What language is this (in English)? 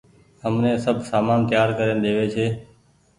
Goaria